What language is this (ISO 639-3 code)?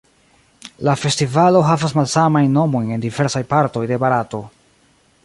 epo